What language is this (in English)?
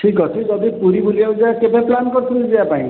Odia